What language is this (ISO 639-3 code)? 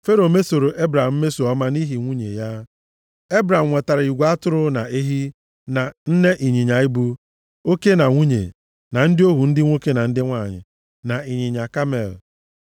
ibo